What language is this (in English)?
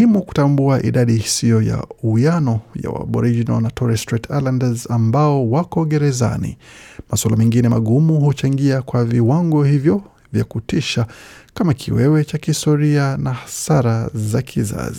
Swahili